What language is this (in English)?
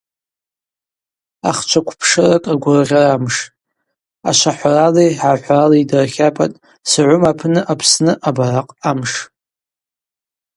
Abaza